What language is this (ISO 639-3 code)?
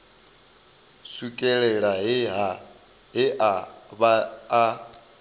ven